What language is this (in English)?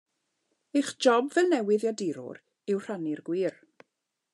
Welsh